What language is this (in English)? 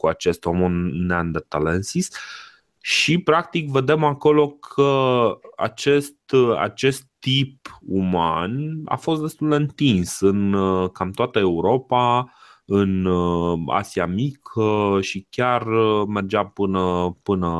Romanian